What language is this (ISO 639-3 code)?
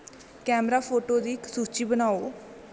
doi